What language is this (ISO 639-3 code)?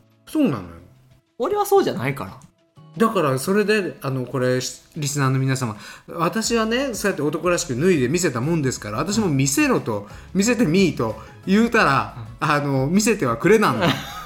jpn